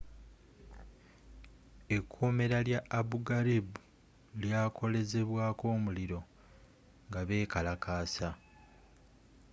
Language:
Ganda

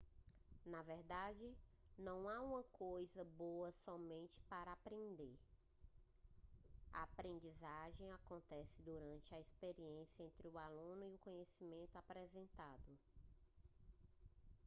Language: Portuguese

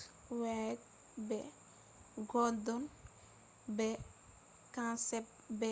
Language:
Fula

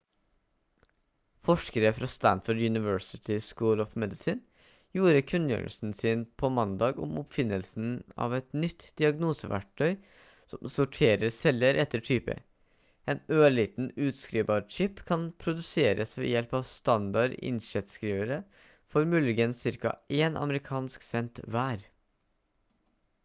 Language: Norwegian Bokmål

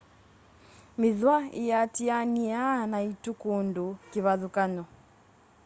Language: Kamba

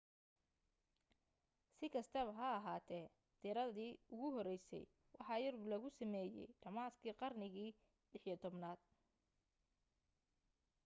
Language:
Somali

